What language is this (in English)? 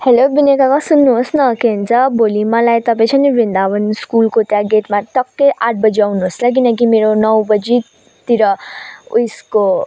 Nepali